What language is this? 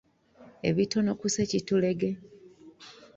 Ganda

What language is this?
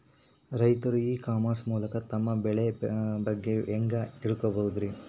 Kannada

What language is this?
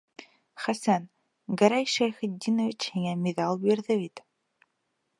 Bashkir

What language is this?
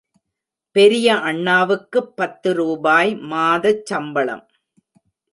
Tamil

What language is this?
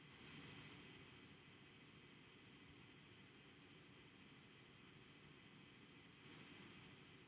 English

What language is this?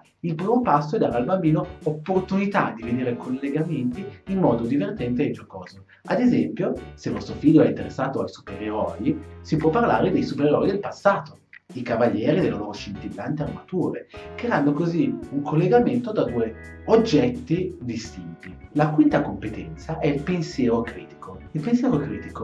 Italian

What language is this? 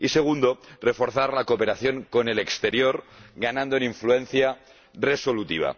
Spanish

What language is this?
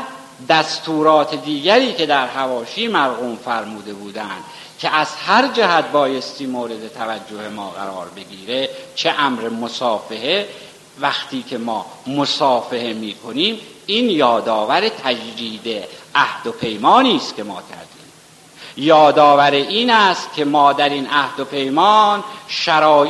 Persian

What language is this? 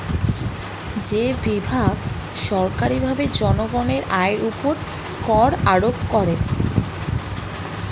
Bangla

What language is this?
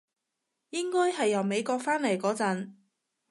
Cantonese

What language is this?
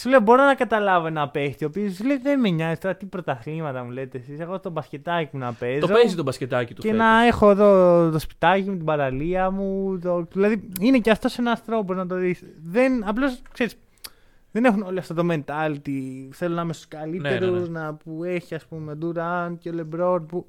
Greek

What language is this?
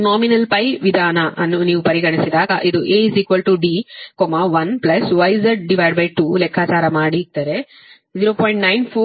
Kannada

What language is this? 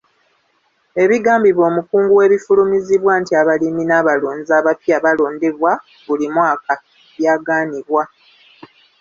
Ganda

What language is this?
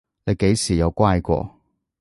Cantonese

